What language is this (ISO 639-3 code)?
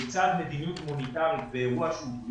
heb